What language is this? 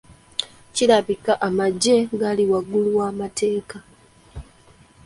Ganda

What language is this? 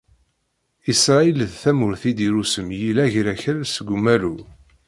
Kabyle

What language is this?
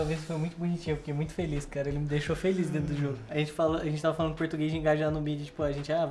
Portuguese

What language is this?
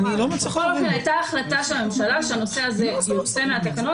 Hebrew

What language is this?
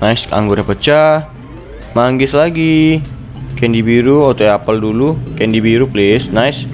Indonesian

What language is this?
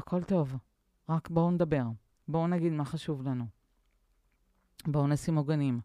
Hebrew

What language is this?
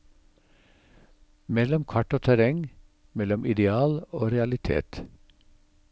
Norwegian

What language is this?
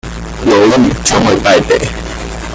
Chinese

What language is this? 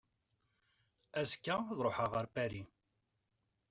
Kabyle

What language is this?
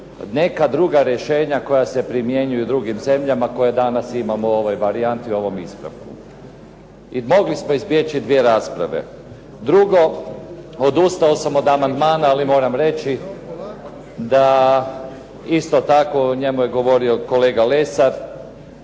Croatian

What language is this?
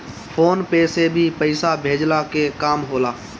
Bhojpuri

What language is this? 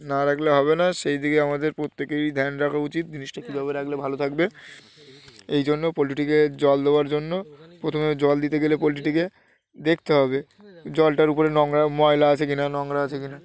Bangla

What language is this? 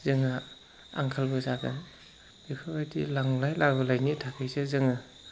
Bodo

